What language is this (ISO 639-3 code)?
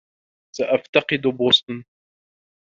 ara